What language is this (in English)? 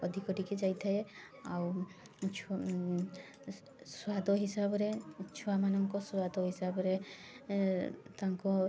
Odia